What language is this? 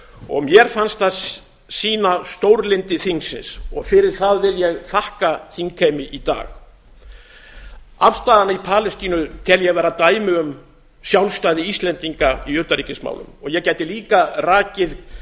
Icelandic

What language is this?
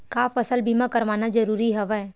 Chhattisgarhi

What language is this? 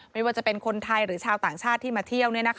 Thai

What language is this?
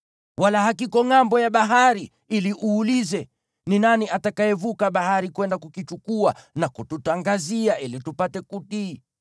Swahili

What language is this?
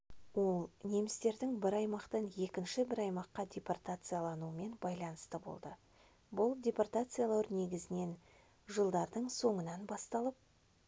Kazakh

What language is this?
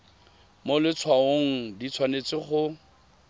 Tswana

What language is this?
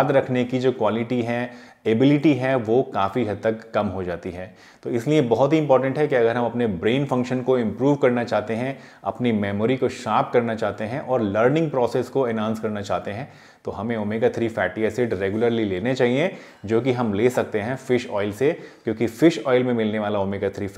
Hindi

